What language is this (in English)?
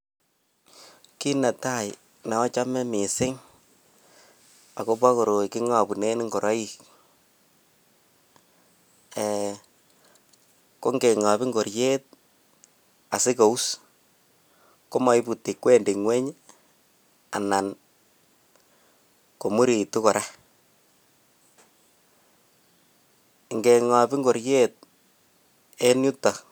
Kalenjin